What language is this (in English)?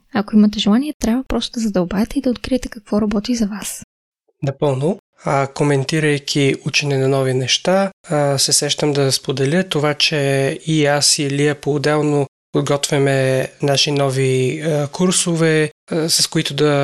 Bulgarian